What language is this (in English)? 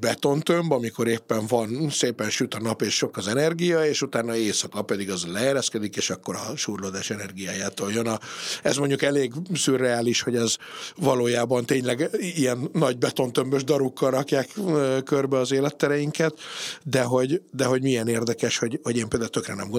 Hungarian